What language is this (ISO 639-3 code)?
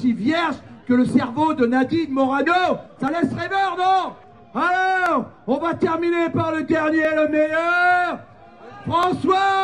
fra